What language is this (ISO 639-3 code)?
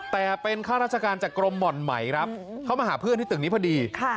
tha